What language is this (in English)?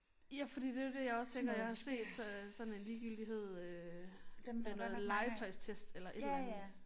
Danish